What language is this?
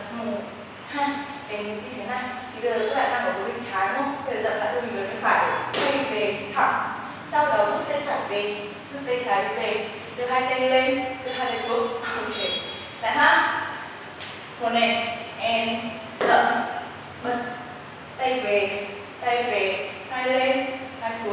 Vietnamese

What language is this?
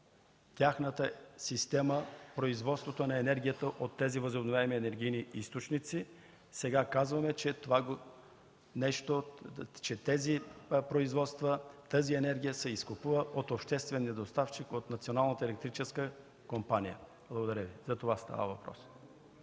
Bulgarian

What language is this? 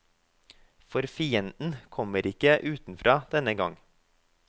Norwegian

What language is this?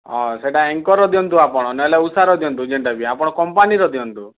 Odia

